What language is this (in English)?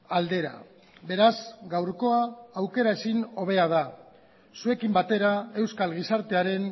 Basque